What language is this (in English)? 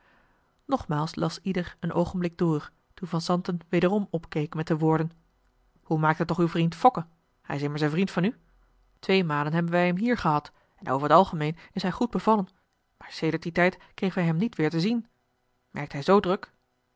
Dutch